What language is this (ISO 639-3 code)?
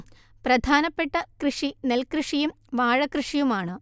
mal